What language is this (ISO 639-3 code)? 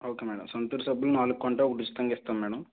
tel